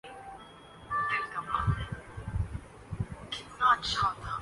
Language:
Urdu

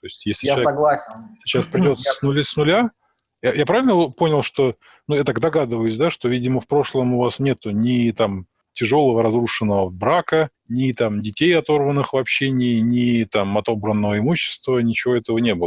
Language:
Russian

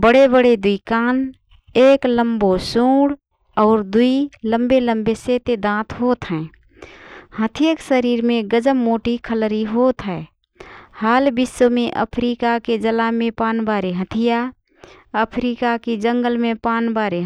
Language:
Rana Tharu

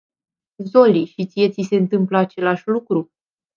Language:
Romanian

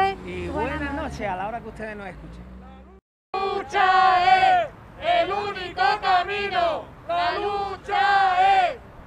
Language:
Spanish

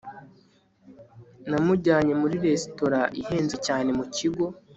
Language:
Kinyarwanda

